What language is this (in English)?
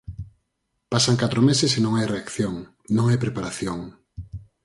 Galician